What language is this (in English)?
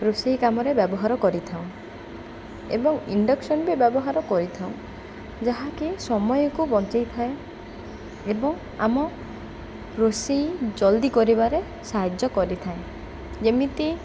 Odia